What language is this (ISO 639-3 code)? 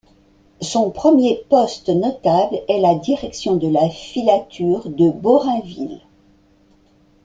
fra